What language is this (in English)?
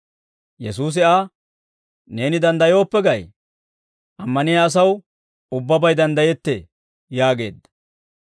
Dawro